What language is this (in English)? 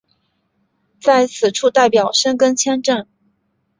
Chinese